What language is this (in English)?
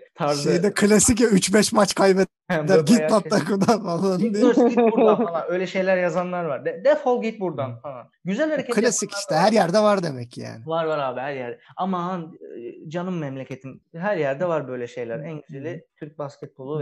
Turkish